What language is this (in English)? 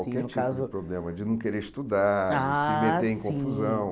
Portuguese